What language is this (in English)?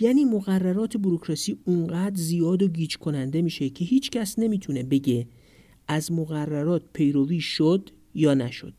Persian